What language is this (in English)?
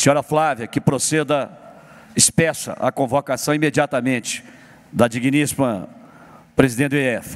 Portuguese